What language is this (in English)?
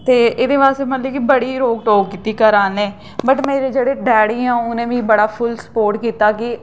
Dogri